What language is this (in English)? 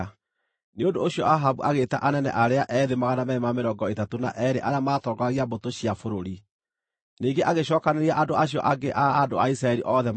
Kikuyu